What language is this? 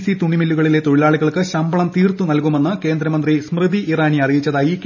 Malayalam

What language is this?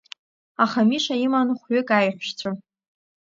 Abkhazian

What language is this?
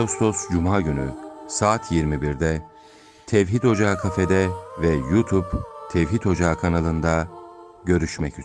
Turkish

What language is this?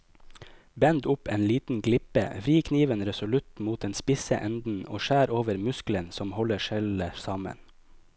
Norwegian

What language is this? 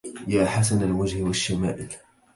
Arabic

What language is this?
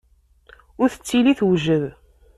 Kabyle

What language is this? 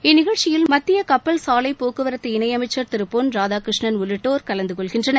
Tamil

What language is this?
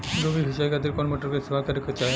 Bhojpuri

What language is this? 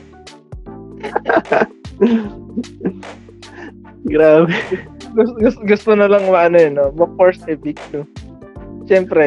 Filipino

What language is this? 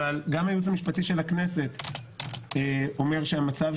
Hebrew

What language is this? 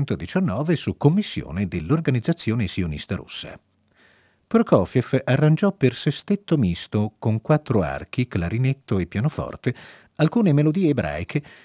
Italian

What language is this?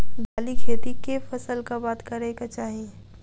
Maithili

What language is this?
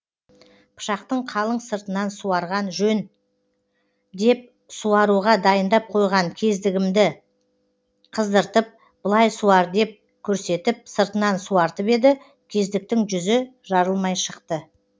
Kazakh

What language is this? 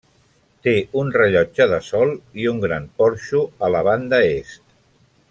Catalan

